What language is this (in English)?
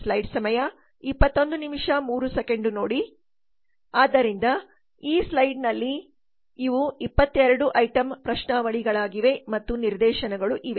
Kannada